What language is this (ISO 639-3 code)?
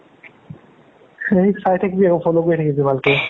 asm